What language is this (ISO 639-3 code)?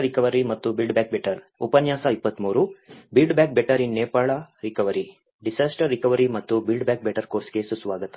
kan